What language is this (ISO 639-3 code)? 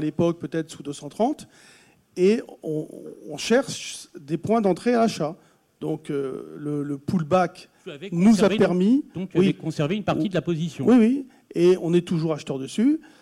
fra